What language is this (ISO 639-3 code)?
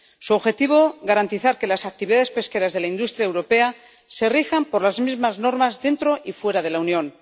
spa